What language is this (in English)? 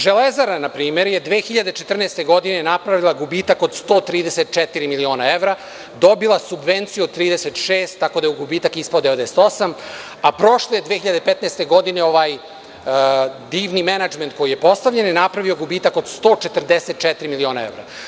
Serbian